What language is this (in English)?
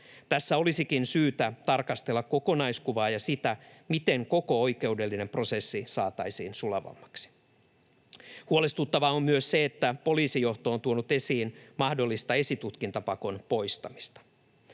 Finnish